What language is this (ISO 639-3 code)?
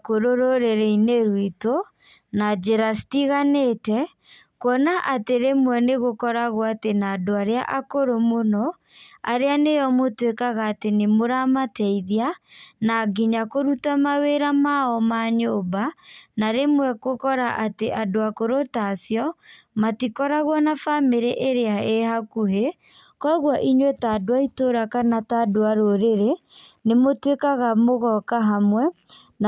kik